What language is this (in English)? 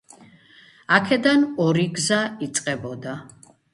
Georgian